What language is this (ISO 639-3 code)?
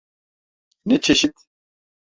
tur